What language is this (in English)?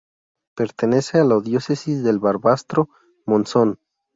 Spanish